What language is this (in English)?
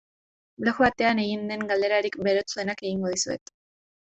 Basque